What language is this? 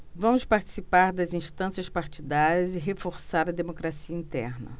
Portuguese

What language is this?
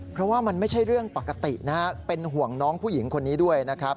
Thai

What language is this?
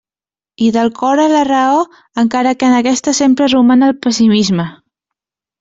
Catalan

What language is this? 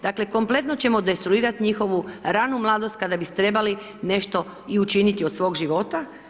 Croatian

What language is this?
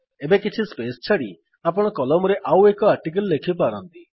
Odia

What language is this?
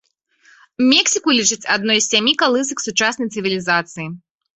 Belarusian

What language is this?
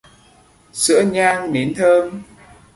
Vietnamese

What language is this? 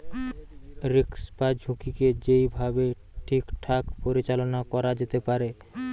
Bangla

